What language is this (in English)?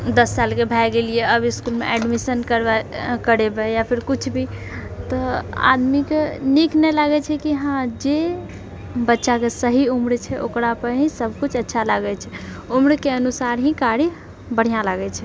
Maithili